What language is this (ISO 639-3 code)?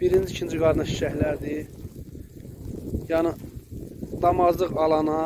tur